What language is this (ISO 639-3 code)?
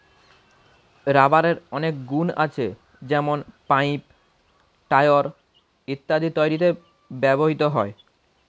ben